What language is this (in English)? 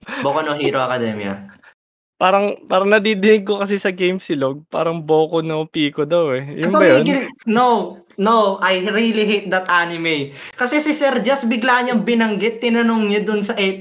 Filipino